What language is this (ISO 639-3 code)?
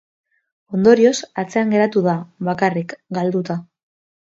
eus